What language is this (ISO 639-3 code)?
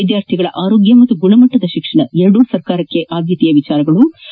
kan